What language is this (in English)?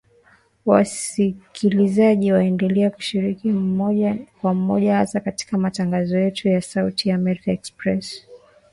Swahili